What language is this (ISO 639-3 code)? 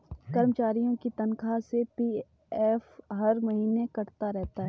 hin